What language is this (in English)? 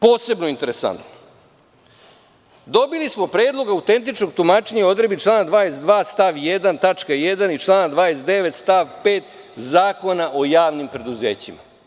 Serbian